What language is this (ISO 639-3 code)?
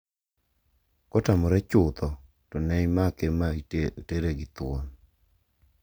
luo